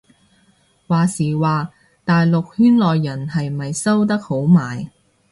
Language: Cantonese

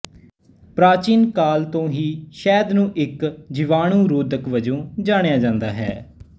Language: Punjabi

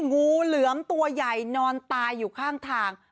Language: Thai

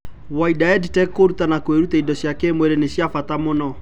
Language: Kikuyu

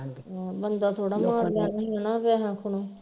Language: Punjabi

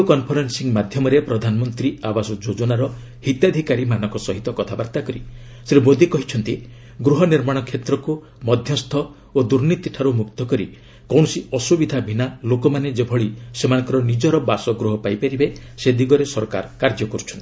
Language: Odia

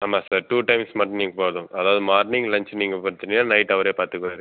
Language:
Tamil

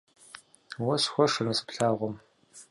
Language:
Kabardian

